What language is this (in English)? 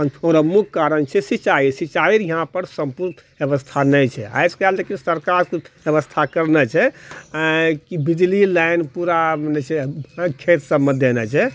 Maithili